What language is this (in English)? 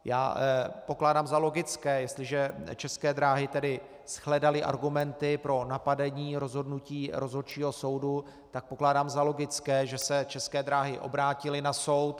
Czech